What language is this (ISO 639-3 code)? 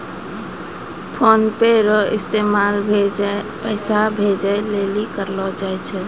mai